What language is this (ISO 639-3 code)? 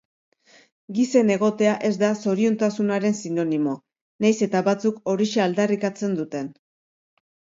eus